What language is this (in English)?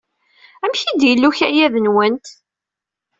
Kabyle